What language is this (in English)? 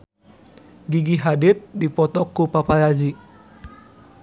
Sundanese